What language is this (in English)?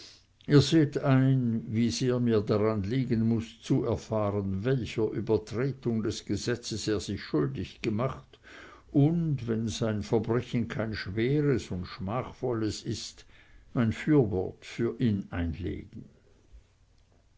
German